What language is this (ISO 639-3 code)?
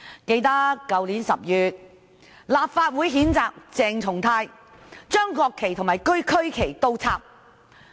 yue